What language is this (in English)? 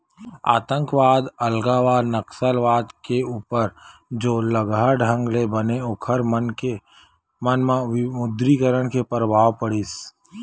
Chhattisgarhi